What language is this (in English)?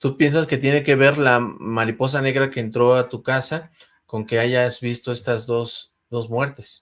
Spanish